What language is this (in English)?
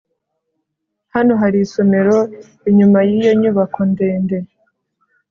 Kinyarwanda